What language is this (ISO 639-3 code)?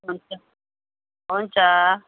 nep